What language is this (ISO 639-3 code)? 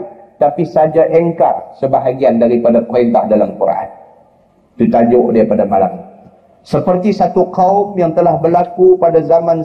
msa